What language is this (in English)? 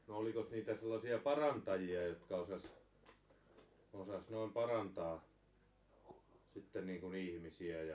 Finnish